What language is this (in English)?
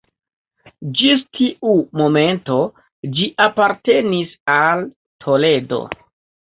Esperanto